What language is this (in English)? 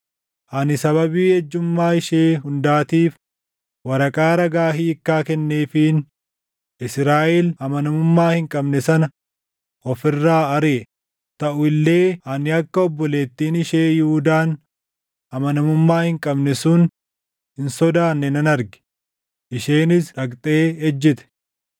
Oromo